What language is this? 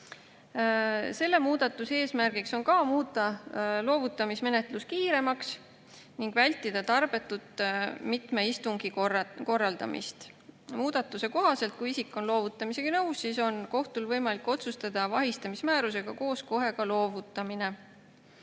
Estonian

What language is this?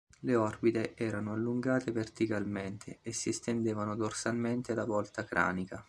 Italian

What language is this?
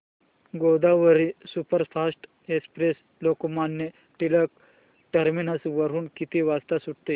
Marathi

